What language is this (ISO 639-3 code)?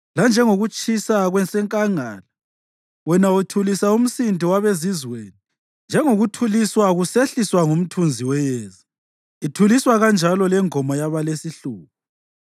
nde